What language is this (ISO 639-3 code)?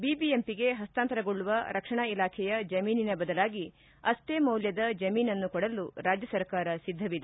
kan